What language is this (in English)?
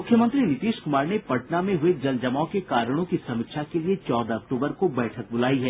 Hindi